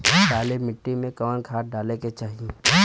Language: Bhojpuri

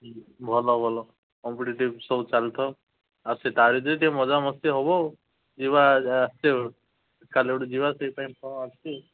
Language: Odia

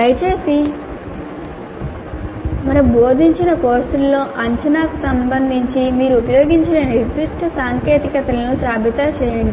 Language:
Telugu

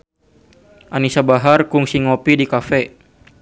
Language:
Sundanese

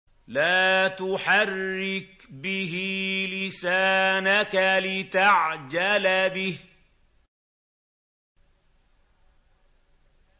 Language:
Arabic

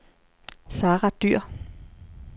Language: Danish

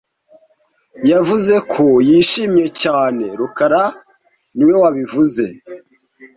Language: Kinyarwanda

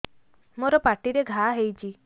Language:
Odia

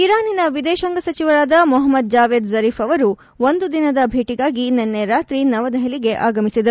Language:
Kannada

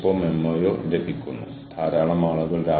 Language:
Malayalam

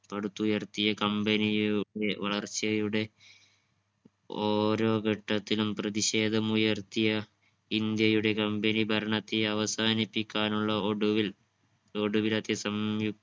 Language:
Malayalam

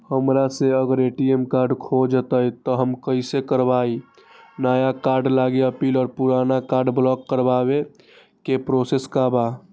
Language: Magahi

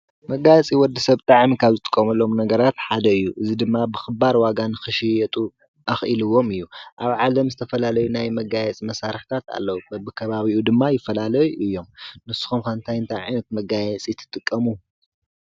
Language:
Tigrinya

